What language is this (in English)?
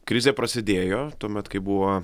Lithuanian